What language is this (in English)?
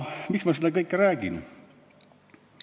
Estonian